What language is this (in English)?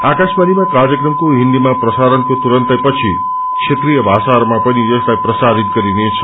Nepali